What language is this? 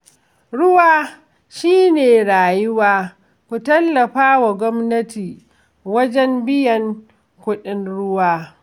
Hausa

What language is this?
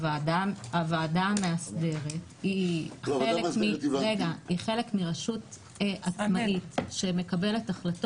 Hebrew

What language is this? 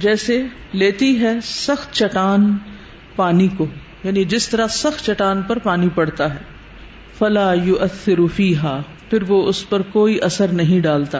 Urdu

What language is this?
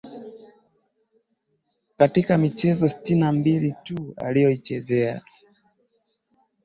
Swahili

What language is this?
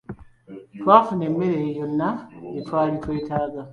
Ganda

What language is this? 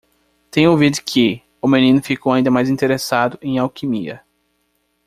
Portuguese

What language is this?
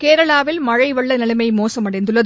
Tamil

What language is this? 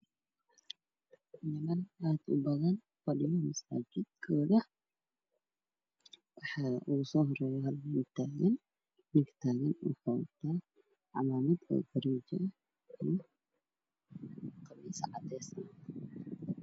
Somali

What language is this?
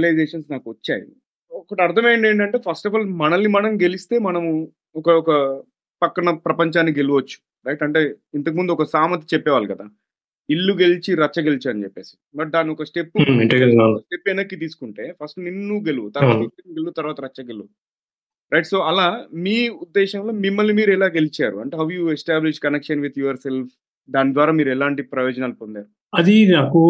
Telugu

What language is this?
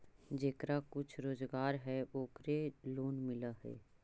Magahi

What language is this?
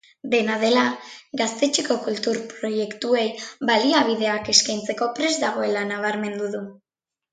Basque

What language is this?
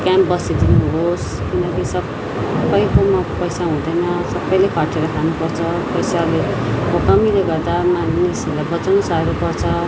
Nepali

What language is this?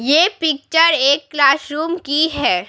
Hindi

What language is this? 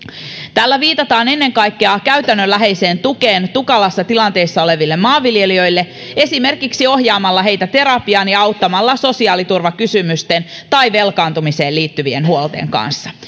Finnish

